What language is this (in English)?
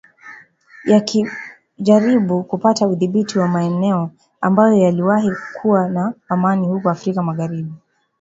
Swahili